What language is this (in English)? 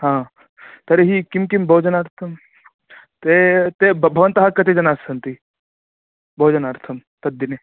Sanskrit